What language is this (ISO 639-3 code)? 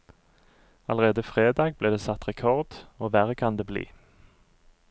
nor